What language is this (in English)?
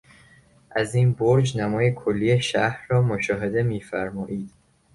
Persian